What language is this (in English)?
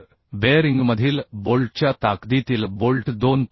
Marathi